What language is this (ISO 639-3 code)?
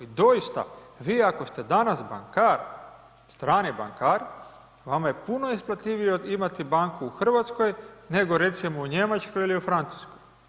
hrv